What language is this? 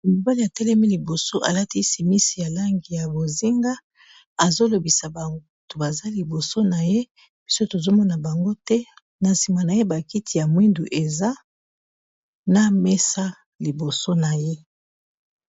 Lingala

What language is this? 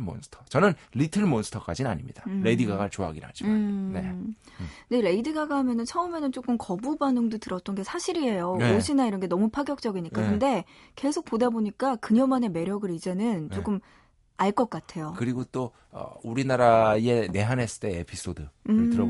Korean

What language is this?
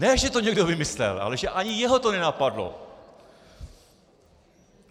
Czech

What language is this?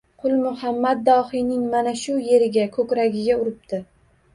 Uzbek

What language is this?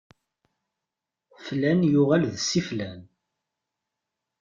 Kabyle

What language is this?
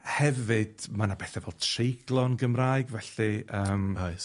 Welsh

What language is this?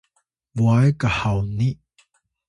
Atayal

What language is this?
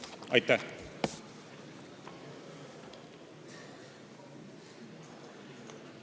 Estonian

